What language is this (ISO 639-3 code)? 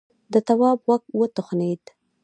pus